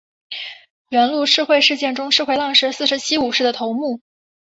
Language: Chinese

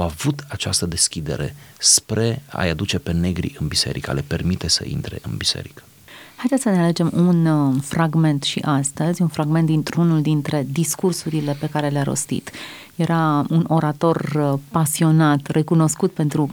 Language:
Romanian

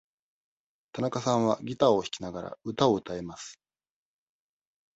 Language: Japanese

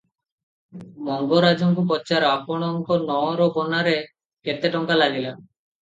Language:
Odia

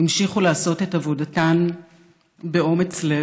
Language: Hebrew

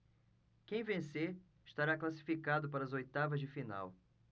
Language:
Portuguese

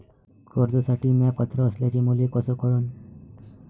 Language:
Marathi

